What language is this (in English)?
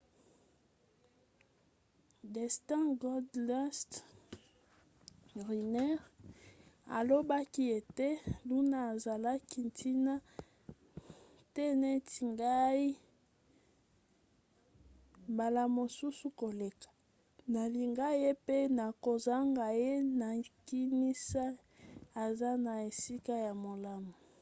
Lingala